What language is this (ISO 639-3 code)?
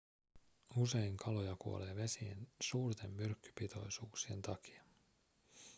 fin